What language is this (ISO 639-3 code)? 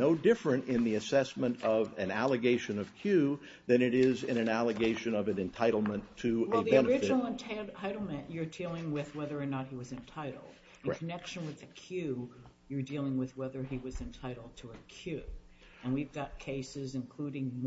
eng